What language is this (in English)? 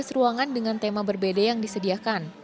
Indonesian